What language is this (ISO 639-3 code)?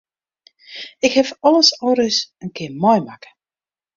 fry